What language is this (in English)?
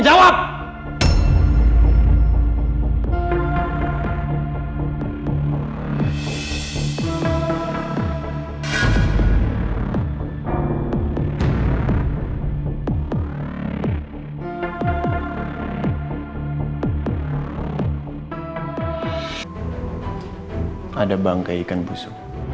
Indonesian